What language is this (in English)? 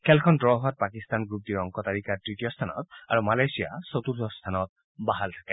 Assamese